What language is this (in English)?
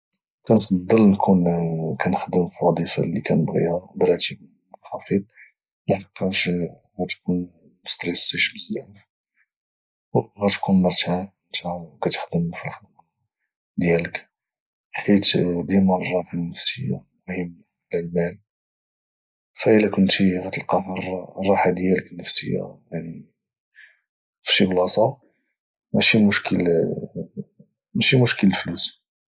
Moroccan Arabic